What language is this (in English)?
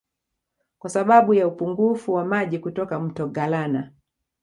Swahili